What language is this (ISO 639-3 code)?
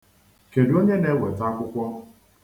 ibo